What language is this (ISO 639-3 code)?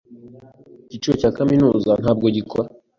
kin